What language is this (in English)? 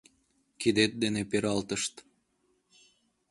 Mari